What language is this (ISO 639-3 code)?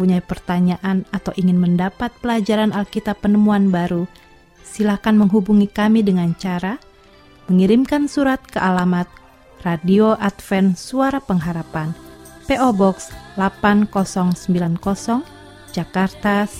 ind